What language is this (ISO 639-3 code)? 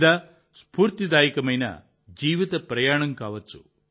tel